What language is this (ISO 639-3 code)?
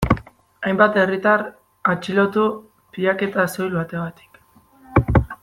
eus